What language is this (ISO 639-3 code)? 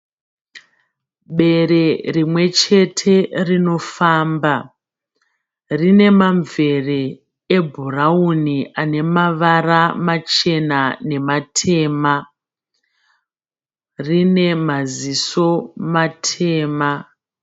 sna